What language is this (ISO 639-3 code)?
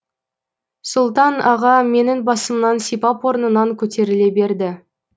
kaz